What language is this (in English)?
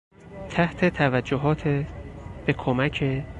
Persian